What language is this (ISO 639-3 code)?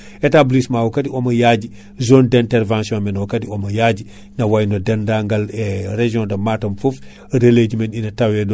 ful